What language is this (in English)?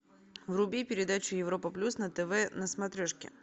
Russian